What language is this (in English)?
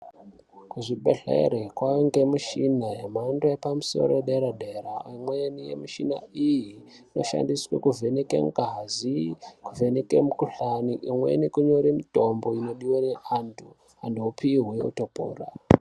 Ndau